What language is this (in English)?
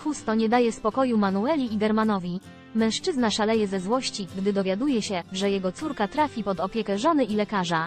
Polish